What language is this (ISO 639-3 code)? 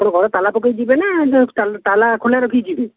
ori